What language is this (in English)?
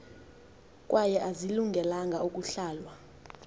Xhosa